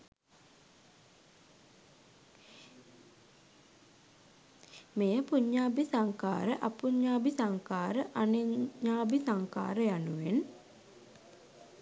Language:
Sinhala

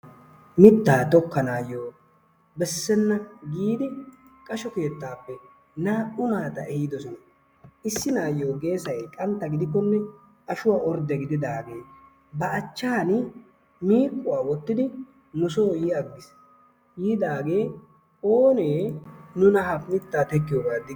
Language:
Wolaytta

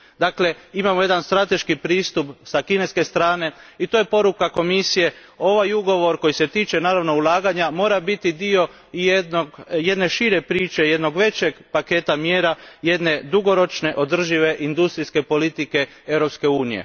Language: Croatian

